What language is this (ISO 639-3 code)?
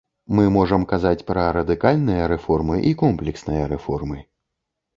bel